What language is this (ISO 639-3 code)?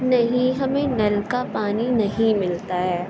urd